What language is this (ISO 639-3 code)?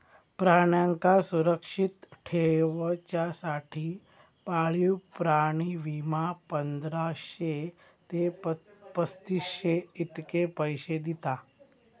mar